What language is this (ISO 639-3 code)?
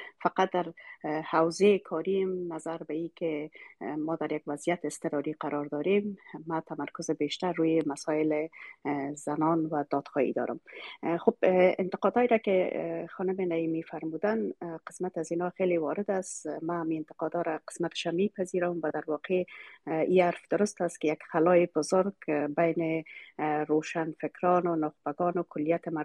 fas